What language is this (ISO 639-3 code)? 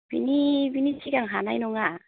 brx